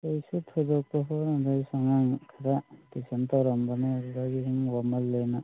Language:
Manipuri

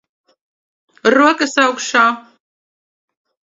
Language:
Latvian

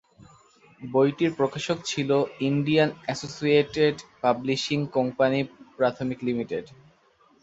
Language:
Bangla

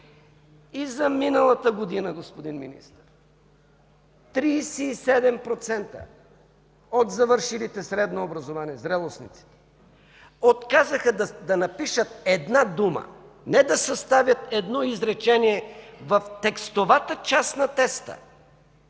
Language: Bulgarian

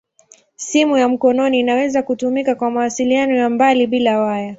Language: Swahili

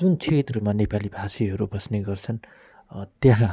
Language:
Nepali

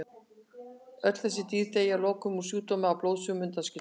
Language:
Icelandic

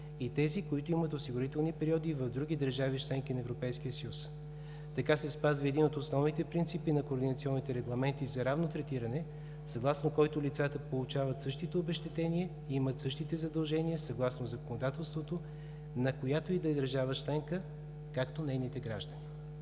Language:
Bulgarian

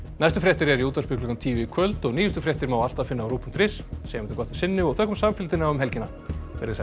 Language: Icelandic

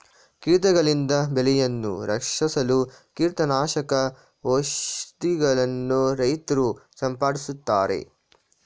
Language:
Kannada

